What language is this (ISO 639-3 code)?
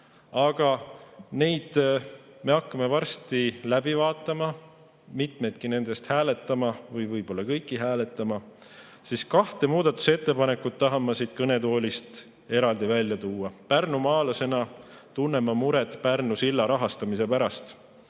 est